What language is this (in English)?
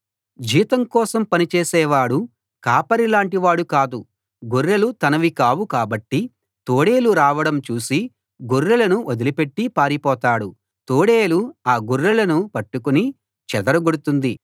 Telugu